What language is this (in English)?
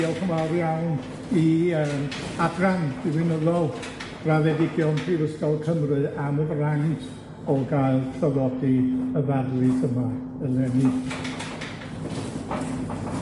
Welsh